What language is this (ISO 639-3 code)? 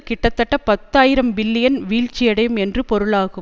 tam